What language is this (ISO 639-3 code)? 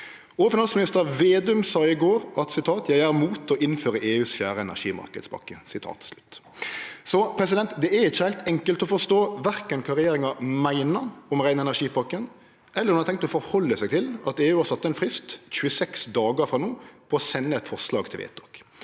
nor